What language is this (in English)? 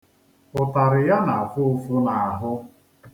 Igbo